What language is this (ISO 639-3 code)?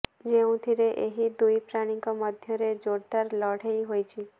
ori